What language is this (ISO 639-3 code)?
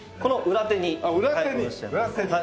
jpn